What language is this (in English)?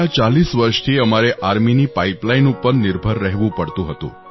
Gujarati